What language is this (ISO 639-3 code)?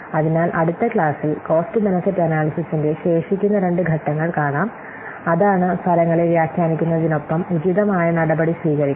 mal